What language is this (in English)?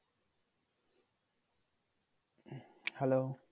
Bangla